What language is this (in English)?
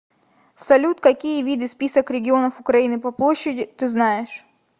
Russian